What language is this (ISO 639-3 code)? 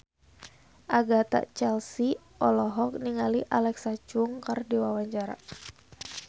sun